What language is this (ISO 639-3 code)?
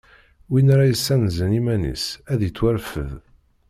kab